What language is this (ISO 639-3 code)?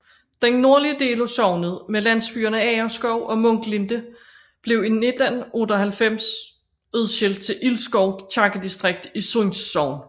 dan